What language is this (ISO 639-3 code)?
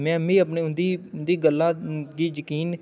doi